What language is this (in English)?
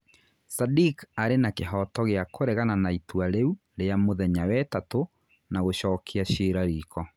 Kikuyu